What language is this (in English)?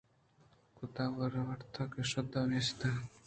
Eastern Balochi